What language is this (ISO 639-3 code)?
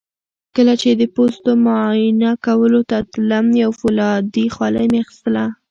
pus